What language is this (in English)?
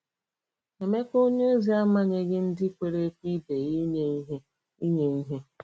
Igbo